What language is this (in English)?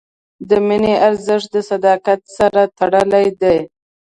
Pashto